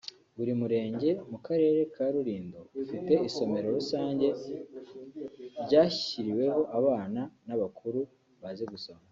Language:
Kinyarwanda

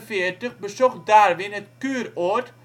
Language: Dutch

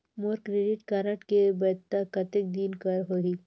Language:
Chhattisgarhi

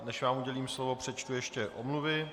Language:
Czech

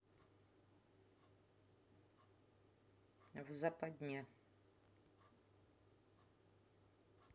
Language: Russian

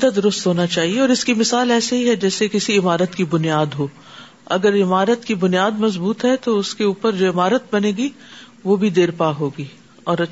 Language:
Urdu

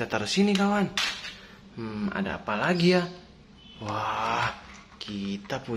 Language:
Indonesian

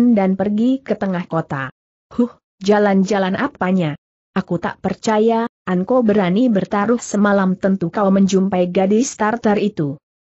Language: Indonesian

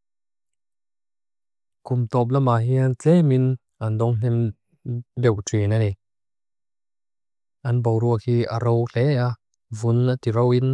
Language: Mizo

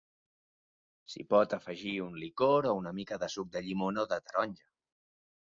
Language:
Catalan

